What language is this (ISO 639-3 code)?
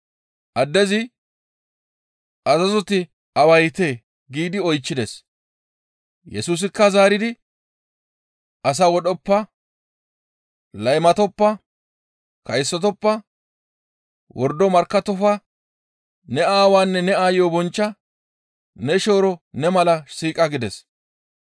gmv